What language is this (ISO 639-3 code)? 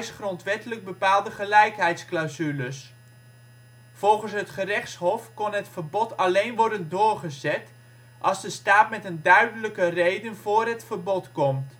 nld